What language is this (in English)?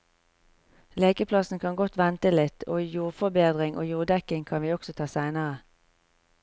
Norwegian